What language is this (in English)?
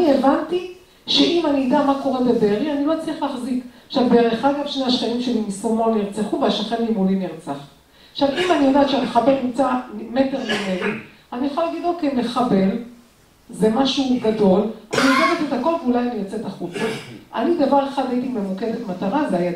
Hebrew